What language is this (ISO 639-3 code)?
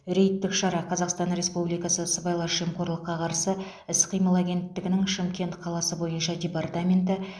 kaz